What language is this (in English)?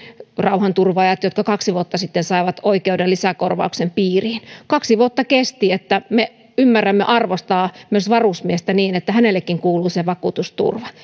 Finnish